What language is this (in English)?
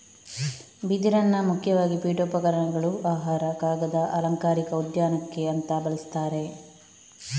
Kannada